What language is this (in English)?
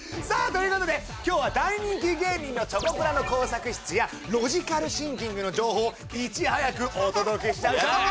Japanese